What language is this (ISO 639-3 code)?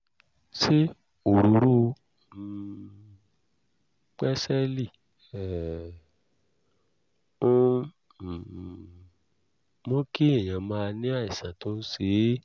yor